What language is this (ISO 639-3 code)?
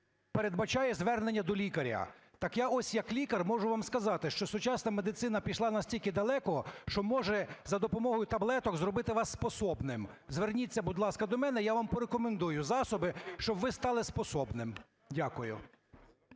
ukr